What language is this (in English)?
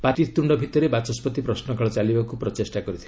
Odia